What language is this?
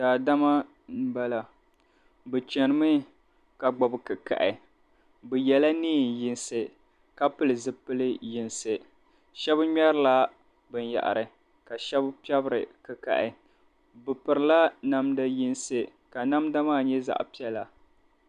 Dagbani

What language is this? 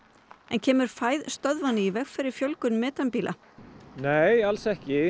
Icelandic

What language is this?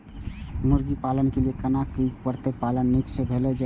Maithili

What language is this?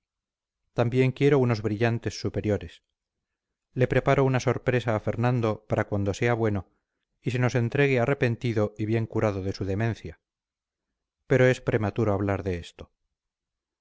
Spanish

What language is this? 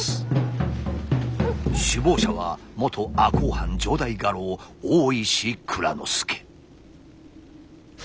Japanese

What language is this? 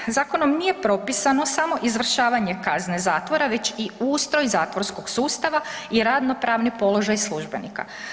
Croatian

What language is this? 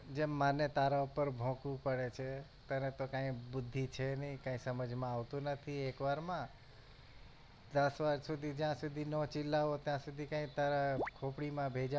Gujarati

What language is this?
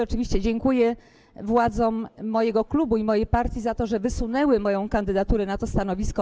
Polish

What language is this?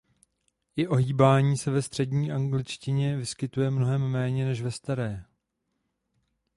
Czech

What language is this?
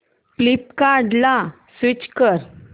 Marathi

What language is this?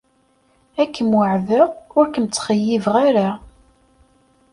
Kabyle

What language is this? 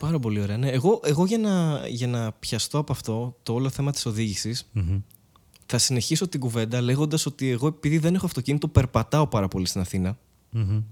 Greek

